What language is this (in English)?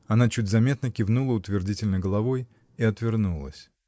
Russian